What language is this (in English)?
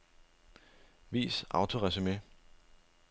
Danish